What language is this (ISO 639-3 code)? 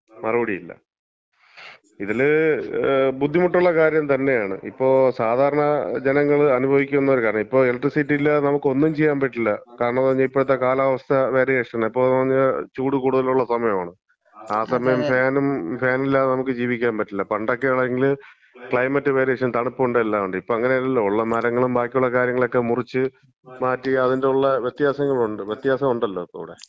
mal